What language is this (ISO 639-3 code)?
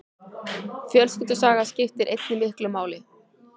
isl